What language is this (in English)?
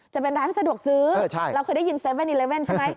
Thai